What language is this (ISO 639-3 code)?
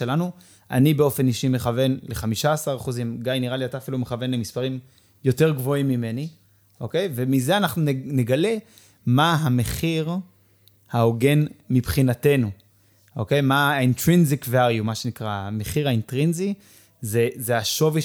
heb